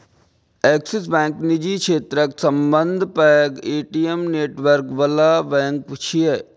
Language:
Maithili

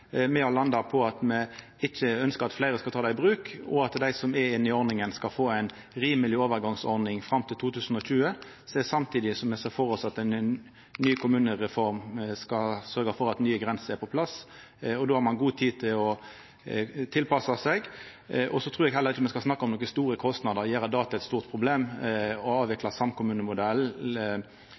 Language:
Norwegian Nynorsk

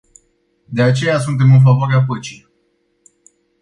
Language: Romanian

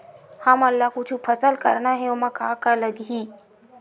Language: Chhattisgarhi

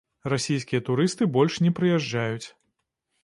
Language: Belarusian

